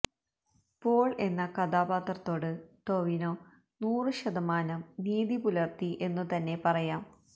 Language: Malayalam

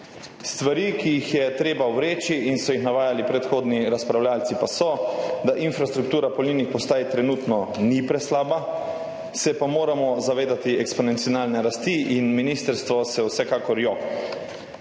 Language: Slovenian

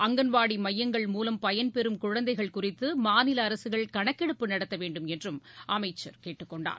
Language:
Tamil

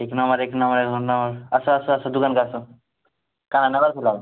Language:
Odia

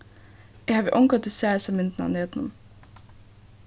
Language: Faroese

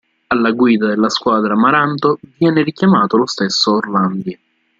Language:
Italian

